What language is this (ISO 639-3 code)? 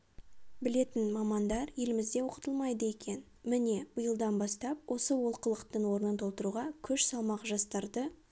kaz